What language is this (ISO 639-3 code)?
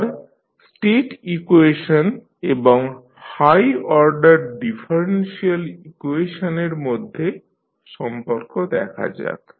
ben